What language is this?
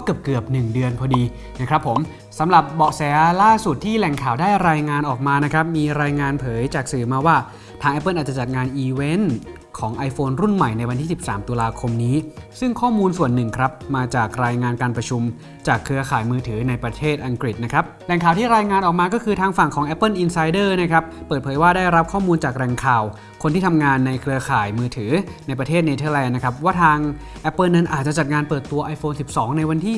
Thai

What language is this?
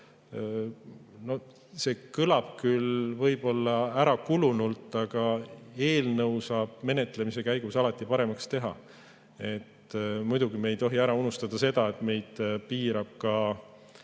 Estonian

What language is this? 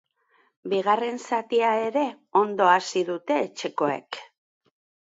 Basque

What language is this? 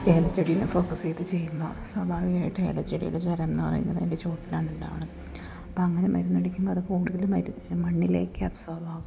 Malayalam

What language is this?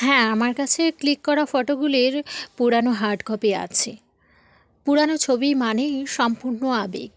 Bangla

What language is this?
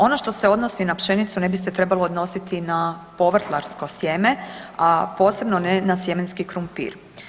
Croatian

